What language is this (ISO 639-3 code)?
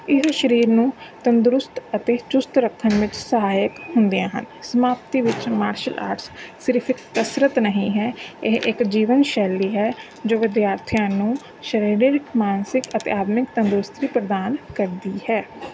pan